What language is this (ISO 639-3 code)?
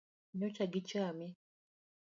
luo